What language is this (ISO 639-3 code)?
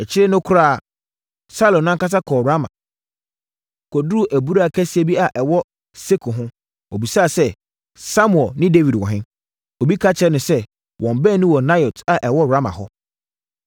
aka